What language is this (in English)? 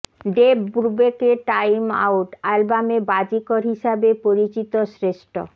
Bangla